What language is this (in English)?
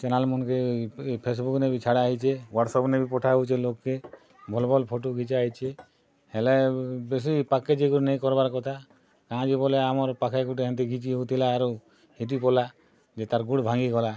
Odia